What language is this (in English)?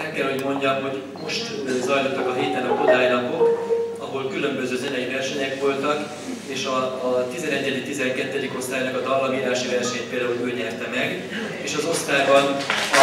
Hungarian